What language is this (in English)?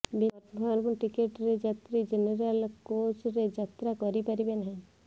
Odia